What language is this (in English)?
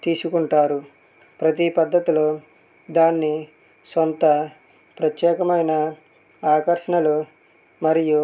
Telugu